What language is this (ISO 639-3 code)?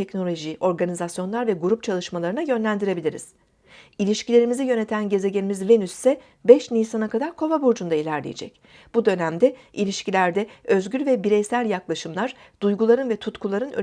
tur